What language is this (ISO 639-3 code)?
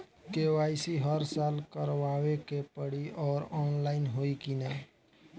bho